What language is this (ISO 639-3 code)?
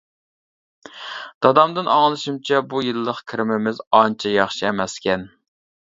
uig